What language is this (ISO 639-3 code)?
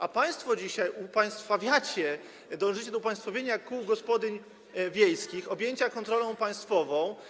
pol